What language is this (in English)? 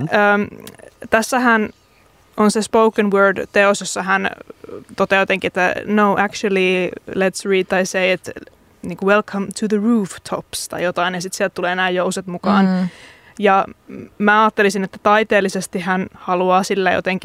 Finnish